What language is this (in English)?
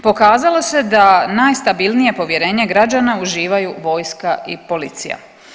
Croatian